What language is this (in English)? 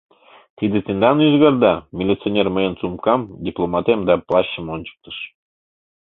Mari